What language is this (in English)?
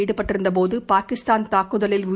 Tamil